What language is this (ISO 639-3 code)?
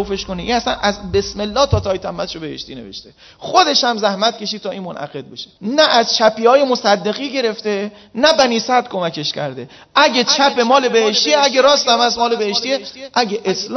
fas